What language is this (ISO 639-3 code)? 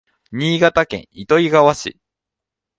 jpn